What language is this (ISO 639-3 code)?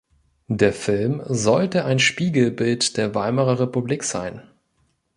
deu